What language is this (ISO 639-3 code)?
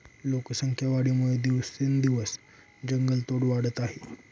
mar